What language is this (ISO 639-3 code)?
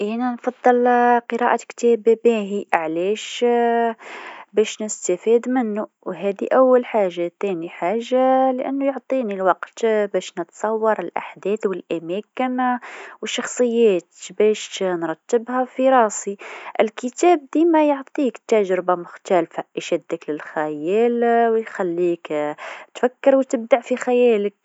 aeb